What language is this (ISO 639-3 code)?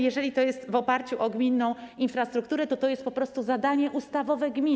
pol